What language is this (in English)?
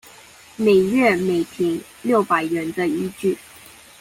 Chinese